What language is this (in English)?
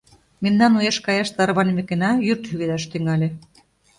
Mari